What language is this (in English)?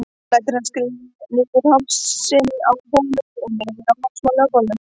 Icelandic